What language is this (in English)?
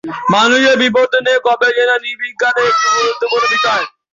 Bangla